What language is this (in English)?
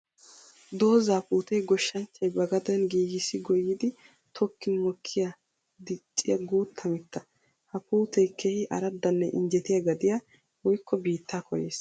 Wolaytta